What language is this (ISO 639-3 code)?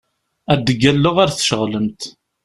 kab